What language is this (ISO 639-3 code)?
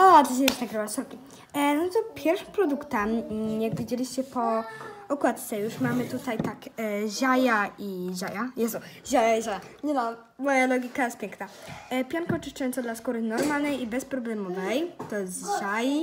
pol